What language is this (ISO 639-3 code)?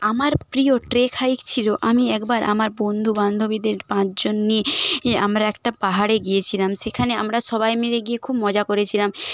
ben